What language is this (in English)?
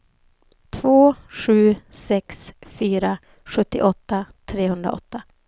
Swedish